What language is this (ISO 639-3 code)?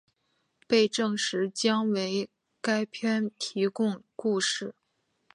zho